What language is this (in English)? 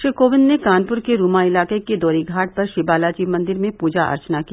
Hindi